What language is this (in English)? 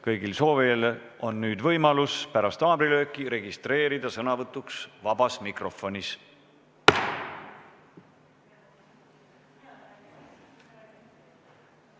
Estonian